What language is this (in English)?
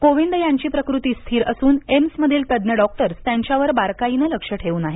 Marathi